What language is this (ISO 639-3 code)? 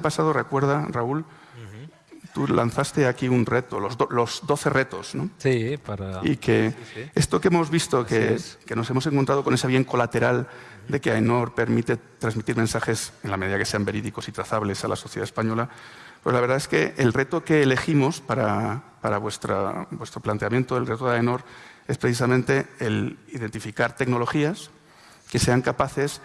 spa